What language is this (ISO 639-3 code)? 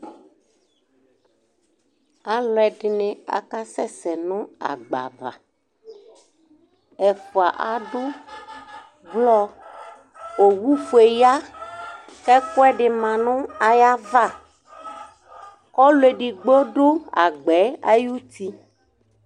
kpo